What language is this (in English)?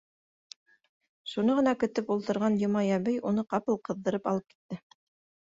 Bashkir